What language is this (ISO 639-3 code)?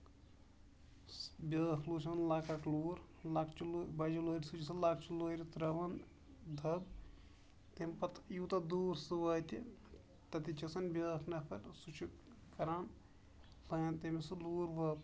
kas